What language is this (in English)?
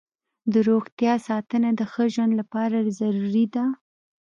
Pashto